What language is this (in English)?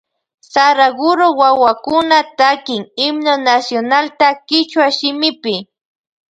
Loja Highland Quichua